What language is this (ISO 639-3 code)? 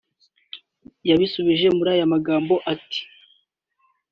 kin